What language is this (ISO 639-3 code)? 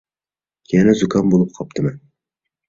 uig